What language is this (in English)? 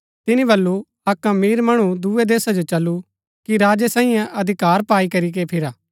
Gaddi